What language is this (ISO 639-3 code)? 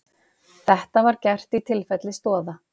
isl